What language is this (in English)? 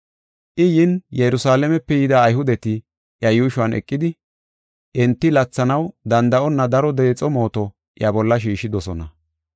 Gofa